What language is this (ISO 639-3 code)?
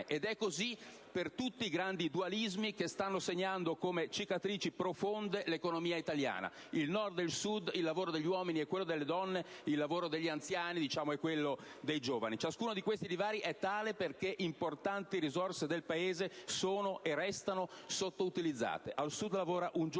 ita